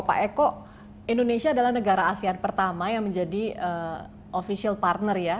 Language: Indonesian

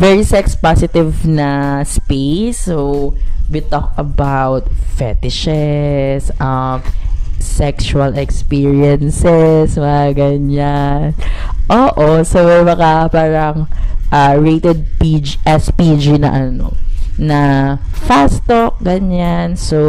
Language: Filipino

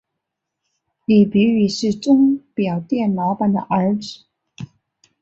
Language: Chinese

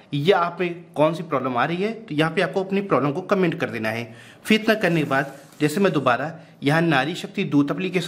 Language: Hindi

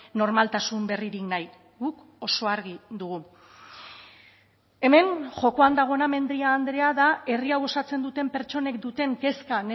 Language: Basque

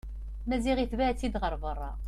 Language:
Kabyle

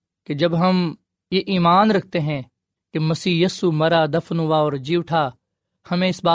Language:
Urdu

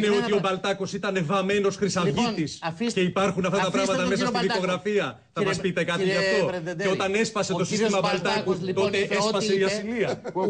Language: Greek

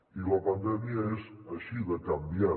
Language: Catalan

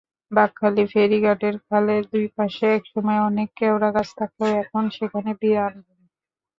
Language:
Bangla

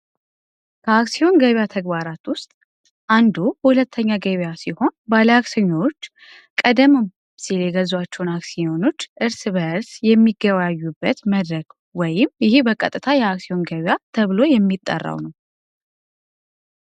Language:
Amharic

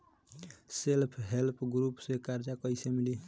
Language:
Bhojpuri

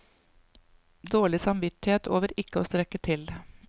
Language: Norwegian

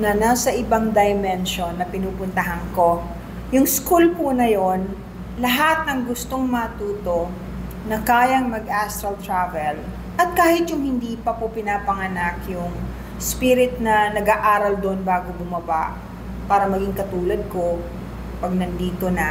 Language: Filipino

